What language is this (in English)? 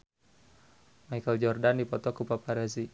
Sundanese